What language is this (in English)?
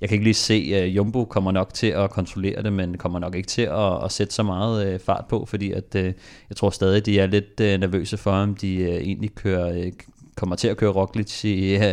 Danish